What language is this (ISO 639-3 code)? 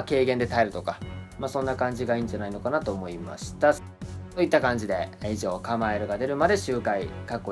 jpn